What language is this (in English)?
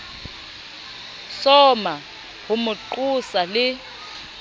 Southern Sotho